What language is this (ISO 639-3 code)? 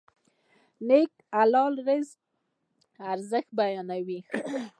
pus